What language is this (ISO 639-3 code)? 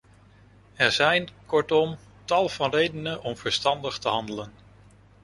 nld